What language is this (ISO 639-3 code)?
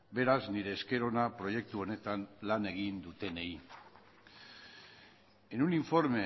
eus